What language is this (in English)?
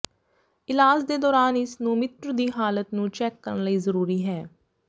Punjabi